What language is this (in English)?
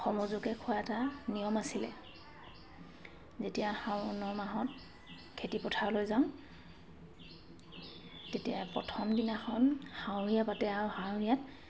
Assamese